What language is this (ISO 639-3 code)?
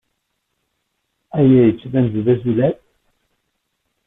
kab